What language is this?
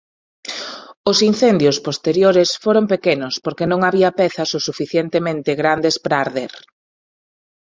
Galician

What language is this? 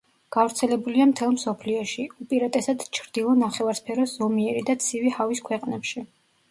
Georgian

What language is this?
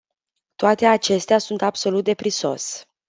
Romanian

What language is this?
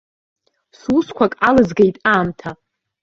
Abkhazian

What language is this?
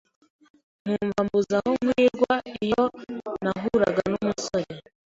Kinyarwanda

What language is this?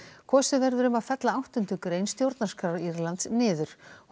Icelandic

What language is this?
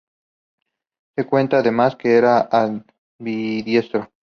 Spanish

